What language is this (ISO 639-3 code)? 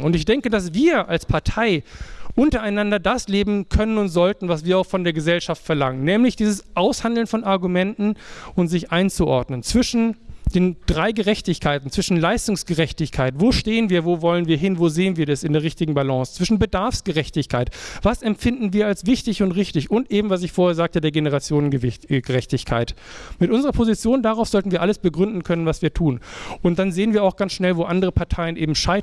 deu